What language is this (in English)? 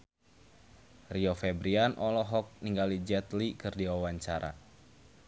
Sundanese